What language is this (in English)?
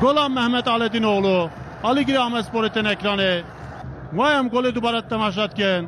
Turkish